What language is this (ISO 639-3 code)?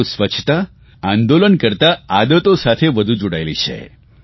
guj